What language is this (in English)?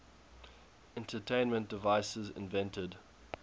English